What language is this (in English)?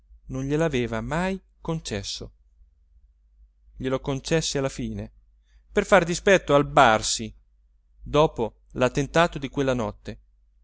Italian